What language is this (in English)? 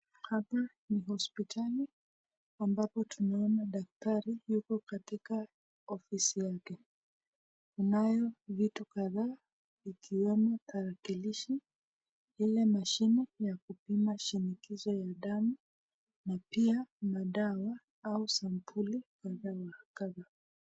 Swahili